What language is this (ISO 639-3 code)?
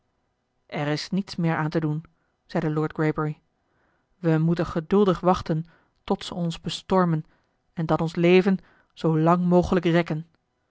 nld